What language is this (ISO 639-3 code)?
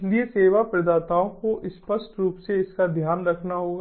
hin